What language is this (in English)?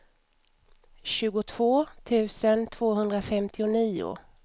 Swedish